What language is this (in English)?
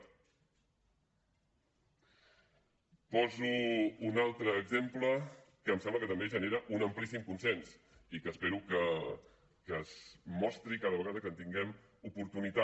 Catalan